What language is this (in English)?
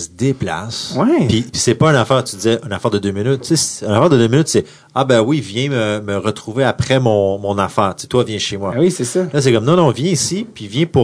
French